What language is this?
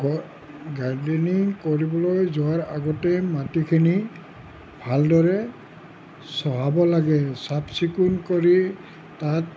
Assamese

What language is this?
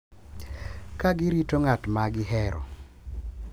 Luo (Kenya and Tanzania)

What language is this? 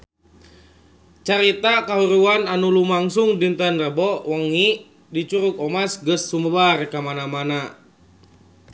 Sundanese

